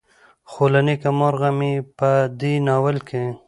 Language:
Pashto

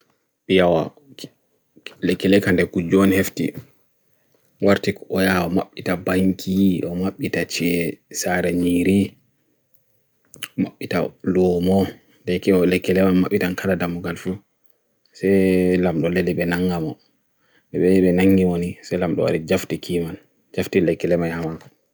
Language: Bagirmi Fulfulde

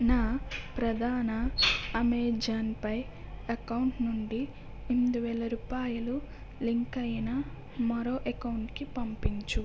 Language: Telugu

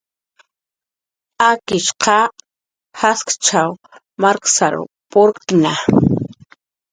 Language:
Jaqaru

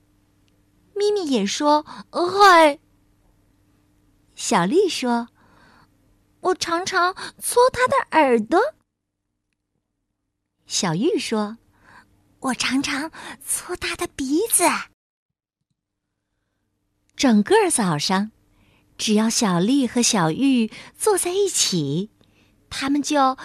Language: Chinese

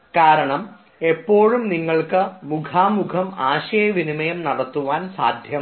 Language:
Malayalam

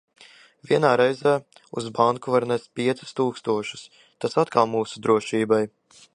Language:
Latvian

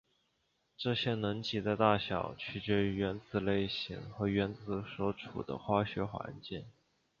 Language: Chinese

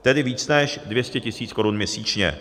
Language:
Czech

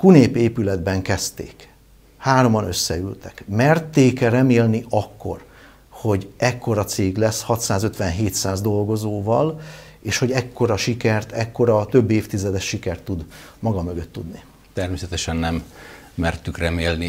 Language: Hungarian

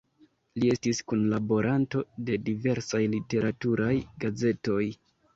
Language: Esperanto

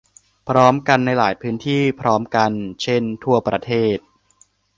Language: Thai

